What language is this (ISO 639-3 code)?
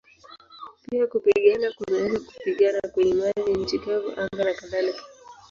swa